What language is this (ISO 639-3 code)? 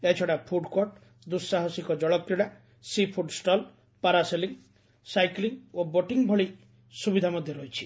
ori